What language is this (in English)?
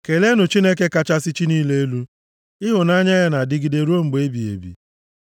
Igbo